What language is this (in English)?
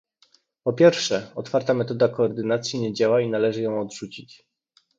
Polish